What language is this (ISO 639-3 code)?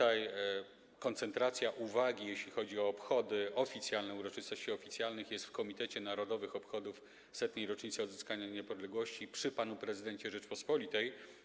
pol